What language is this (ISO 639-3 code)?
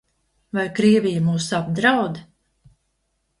lav